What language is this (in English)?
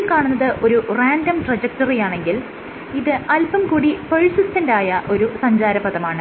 Malayalam